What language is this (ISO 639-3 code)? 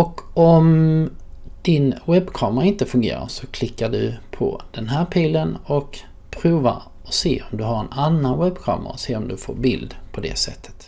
swe